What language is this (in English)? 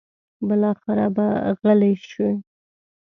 Pashto